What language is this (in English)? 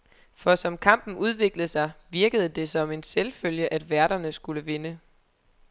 Danish